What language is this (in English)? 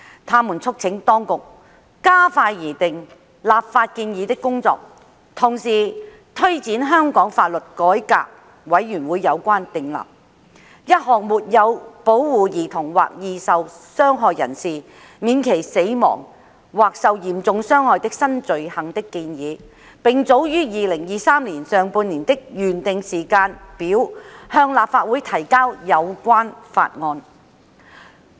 Cantonese